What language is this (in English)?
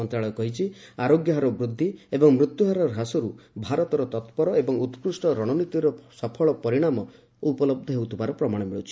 Odia